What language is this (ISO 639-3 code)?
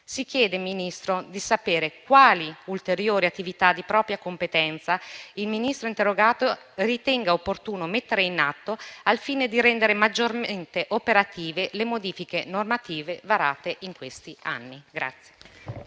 ita